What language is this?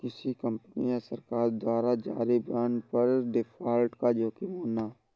Hindi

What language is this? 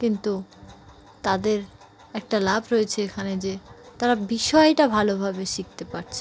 Bangla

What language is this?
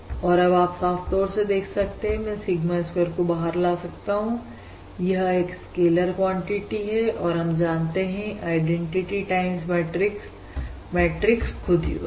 Hindi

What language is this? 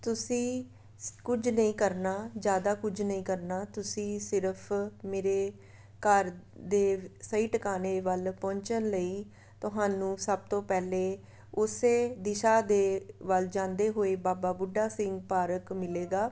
Punjabi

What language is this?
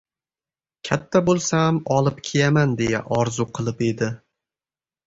Uzbek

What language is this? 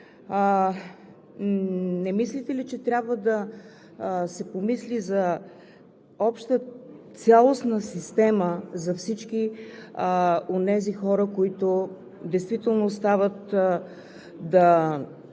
Bulgarian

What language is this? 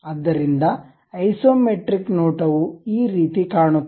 Kannada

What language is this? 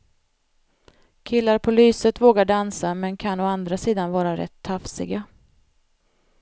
Swedish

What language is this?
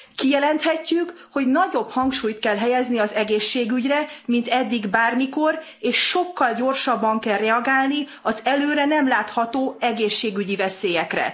Hungarian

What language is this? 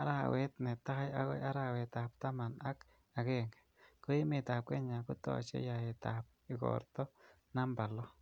Kalenjin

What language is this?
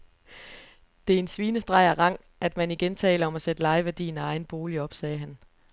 Danish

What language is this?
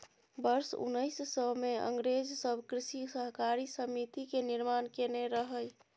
Maithili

